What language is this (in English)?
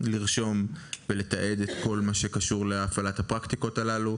Hebrew